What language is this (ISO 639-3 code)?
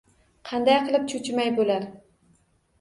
uzb